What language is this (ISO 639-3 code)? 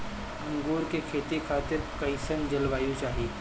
bho